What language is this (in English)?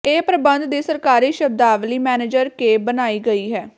Punjabi